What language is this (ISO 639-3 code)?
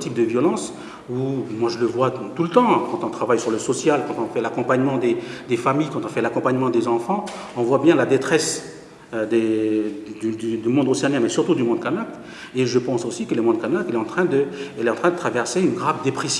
fra